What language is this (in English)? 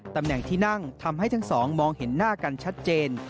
Thai